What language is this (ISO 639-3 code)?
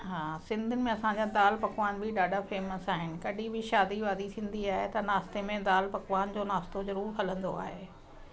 snd